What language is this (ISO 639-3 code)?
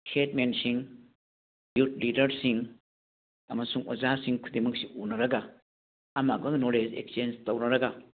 mni